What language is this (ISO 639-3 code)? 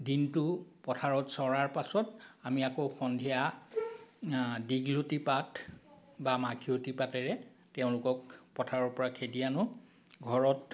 asm